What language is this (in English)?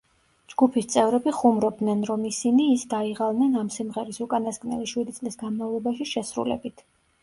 Georgian